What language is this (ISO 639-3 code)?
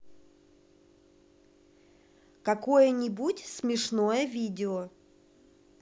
rus